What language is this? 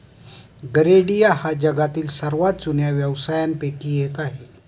Marathi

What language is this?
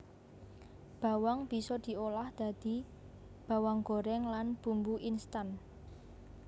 Javanese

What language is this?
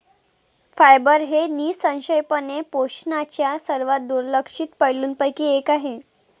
Marathi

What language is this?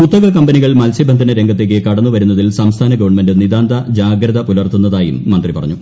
Malayalam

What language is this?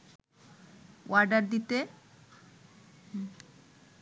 Bangla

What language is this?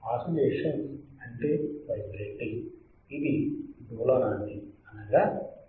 Telugu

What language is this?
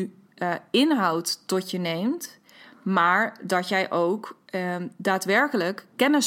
Dutch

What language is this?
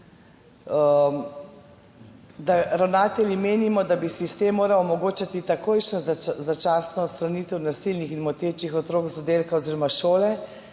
Slovenian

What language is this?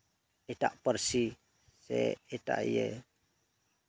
Santali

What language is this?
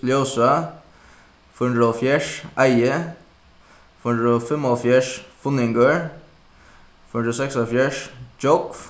Faroese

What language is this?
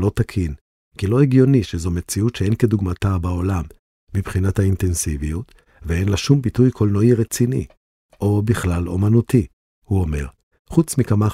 Hebrew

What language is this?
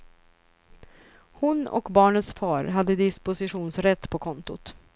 Swedish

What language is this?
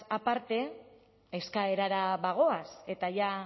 Basque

